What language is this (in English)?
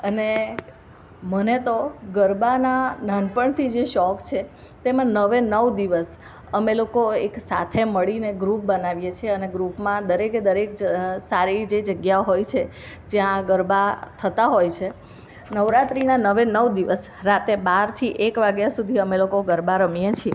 Gujarati